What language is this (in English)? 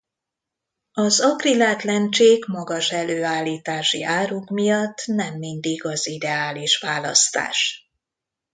Hungarian